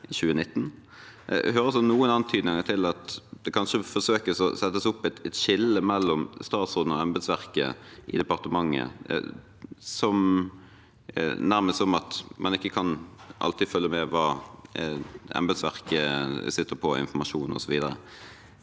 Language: Norwegian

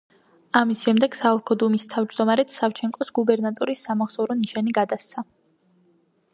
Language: Georgian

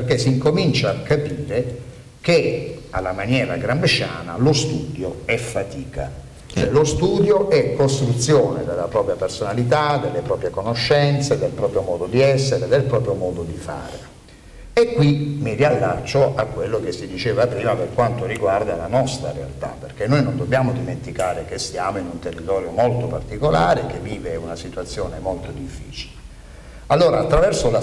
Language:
Italian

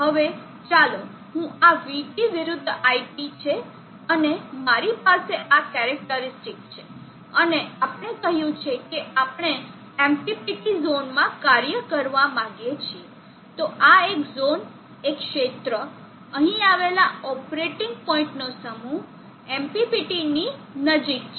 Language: Gujarati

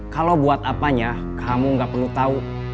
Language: Indonesian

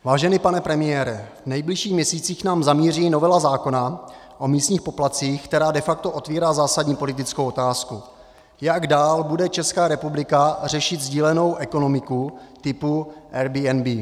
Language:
Czech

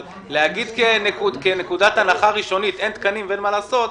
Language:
Hebrew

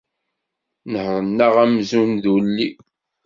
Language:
Kabyle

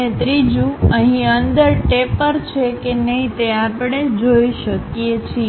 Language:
Gujarati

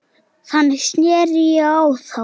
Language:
Icelandic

